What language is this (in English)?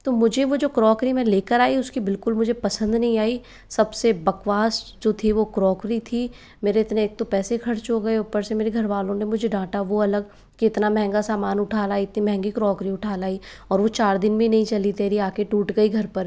Hindi